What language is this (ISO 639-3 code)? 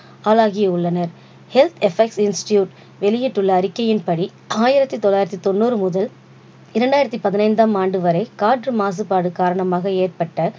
tam